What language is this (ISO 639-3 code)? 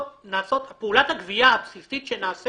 heb